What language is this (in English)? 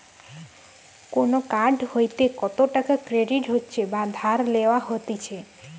Bangla